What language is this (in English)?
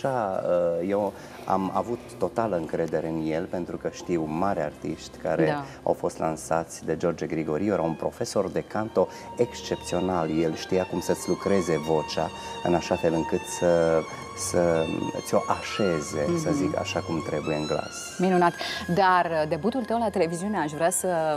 Romanian